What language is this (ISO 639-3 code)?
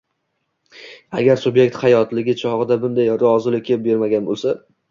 uzb